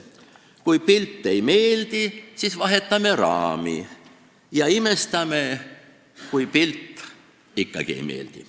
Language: Estonian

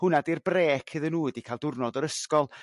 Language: Welsh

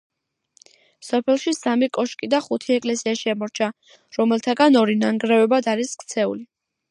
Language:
Georgian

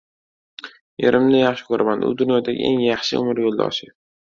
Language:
Uzbek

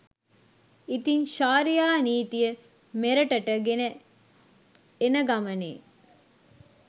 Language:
Sinhala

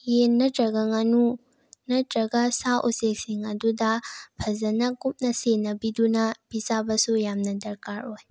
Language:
Manipuri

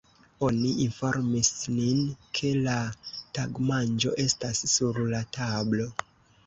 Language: Esperanto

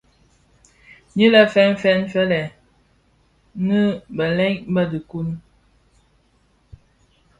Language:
Bafia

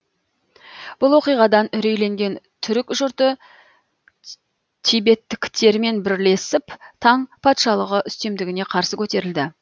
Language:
Kazakh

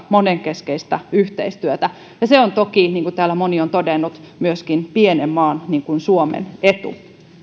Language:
Finnish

